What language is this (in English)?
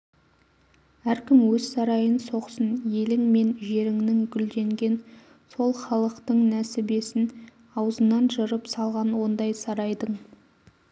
Kazakh